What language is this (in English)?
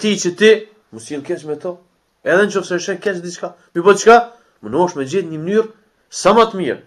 Romanian